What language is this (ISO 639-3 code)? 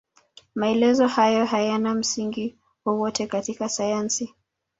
swa